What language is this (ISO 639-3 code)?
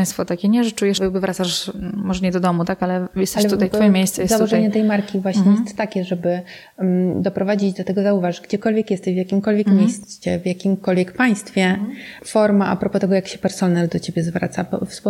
pol